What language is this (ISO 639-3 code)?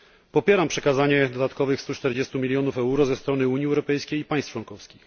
pol